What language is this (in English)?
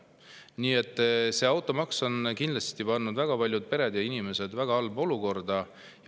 Estonian